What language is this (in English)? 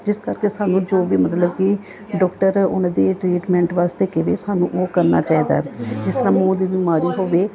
Punjabi